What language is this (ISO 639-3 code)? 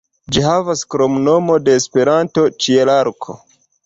epo